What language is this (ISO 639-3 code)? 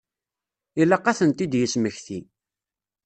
kab